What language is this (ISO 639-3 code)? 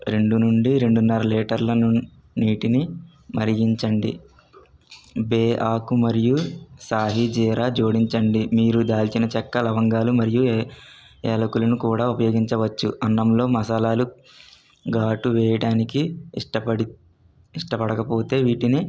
tel